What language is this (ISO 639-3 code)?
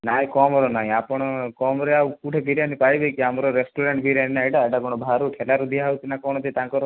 ori